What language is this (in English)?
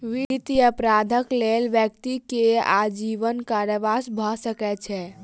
Maithili